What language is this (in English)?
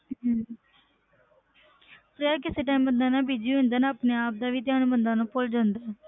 Punjabi